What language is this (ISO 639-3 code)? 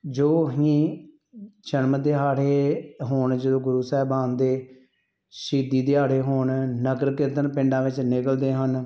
pan